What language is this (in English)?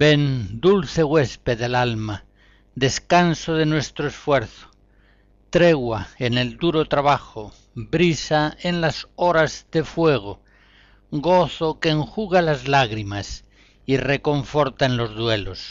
Spanish